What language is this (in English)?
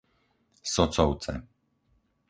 Slovak